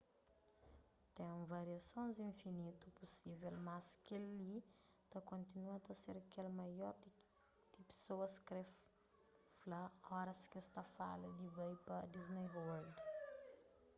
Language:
Kabuverdianu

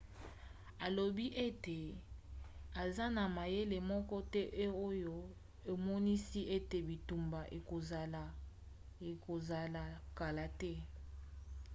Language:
Lingala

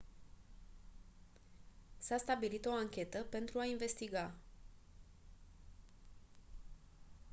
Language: Romanian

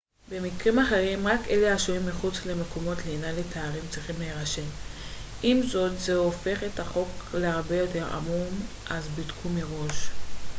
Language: Hebrew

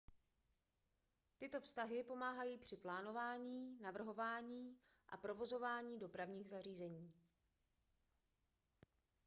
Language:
Czech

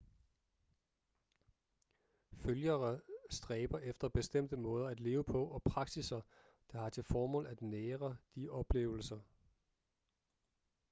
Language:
Danish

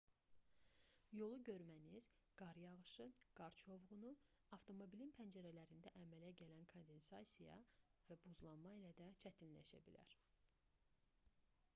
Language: Azerbaijani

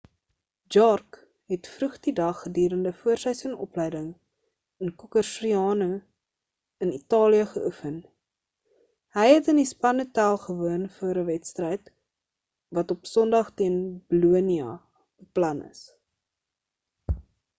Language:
Afrikaans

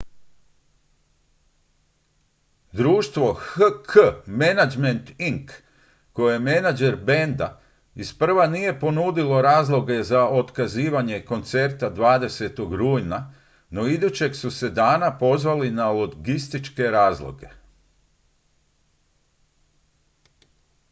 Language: Croatian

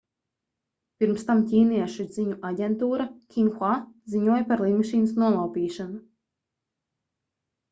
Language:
Latvian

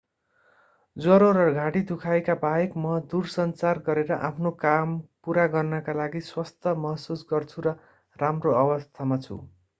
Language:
Nepali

